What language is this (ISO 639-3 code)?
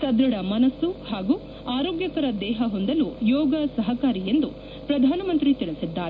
kan